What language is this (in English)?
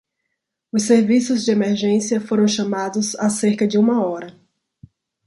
Portuguese